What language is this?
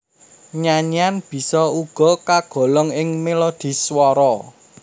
Javanese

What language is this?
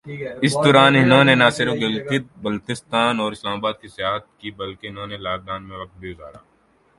Urdu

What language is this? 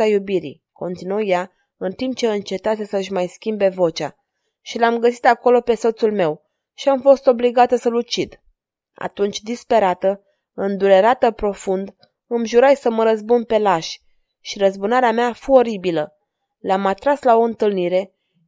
Romanian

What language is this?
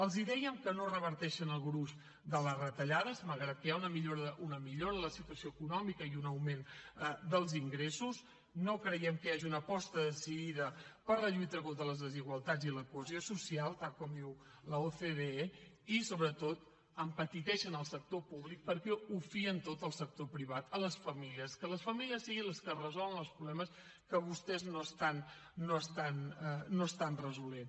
Catalan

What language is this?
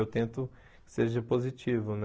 Portuguese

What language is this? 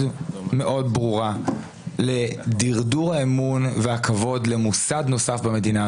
Hebrew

